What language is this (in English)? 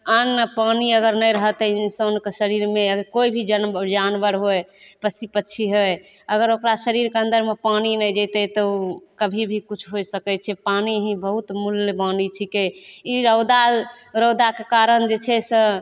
Maithili